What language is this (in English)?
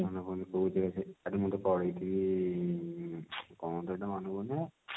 Odia